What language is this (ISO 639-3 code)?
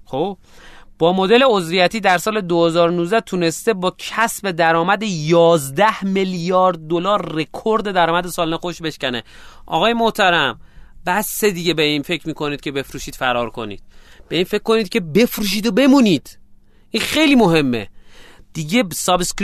fas